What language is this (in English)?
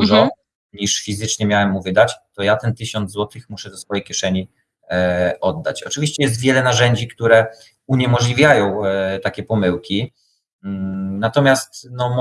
Polish